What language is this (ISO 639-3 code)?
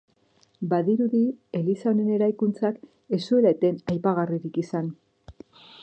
eus